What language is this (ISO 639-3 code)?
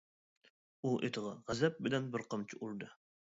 uig